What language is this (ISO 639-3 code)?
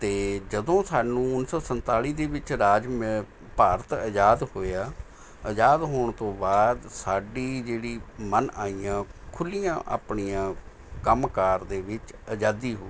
pan